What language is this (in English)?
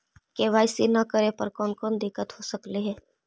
Magahi